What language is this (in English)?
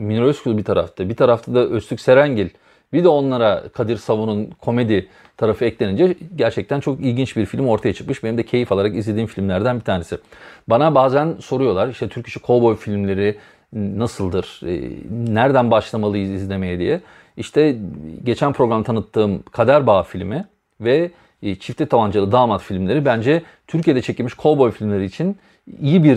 Turkish